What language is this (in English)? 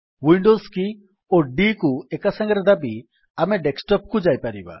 Odia